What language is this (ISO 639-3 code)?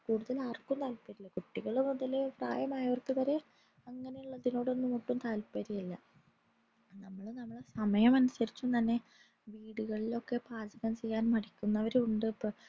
mal